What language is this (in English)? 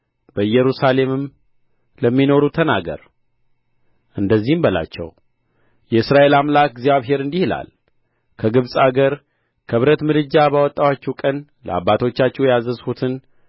Amharic